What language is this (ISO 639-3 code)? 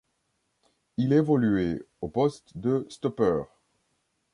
fra